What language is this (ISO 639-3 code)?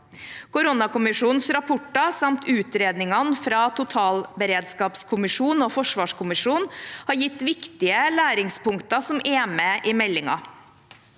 nor